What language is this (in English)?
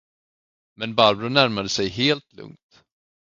Swedish